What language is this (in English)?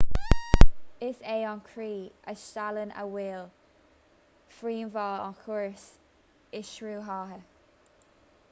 Irish